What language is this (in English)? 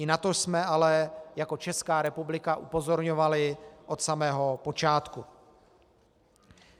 Czech